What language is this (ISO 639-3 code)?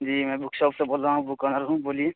urd